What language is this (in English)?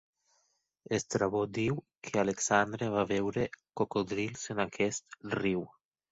Catalan